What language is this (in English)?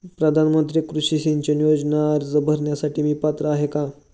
Marathi